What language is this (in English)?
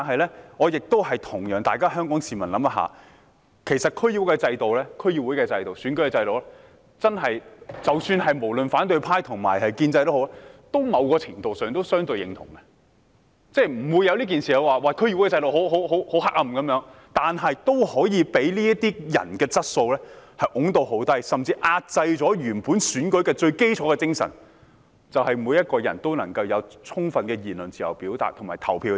Cantonese